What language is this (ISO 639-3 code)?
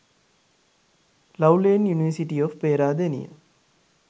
sin